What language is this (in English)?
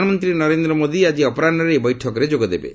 Odia